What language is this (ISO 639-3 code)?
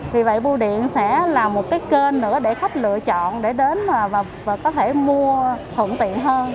vie